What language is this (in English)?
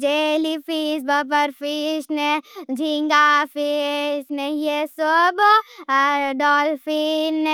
Bhili